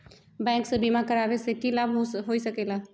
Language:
Magahi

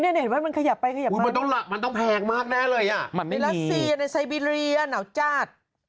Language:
Thai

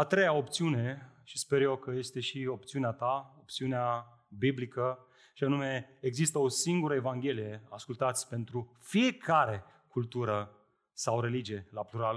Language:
Romanian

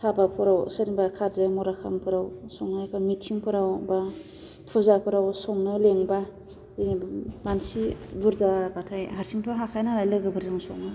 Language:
Bodo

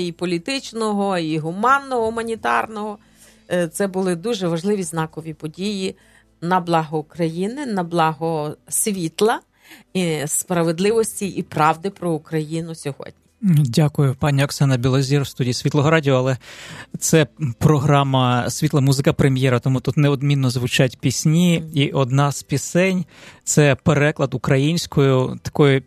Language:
Ukrainian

